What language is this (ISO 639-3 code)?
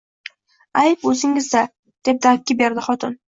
uzb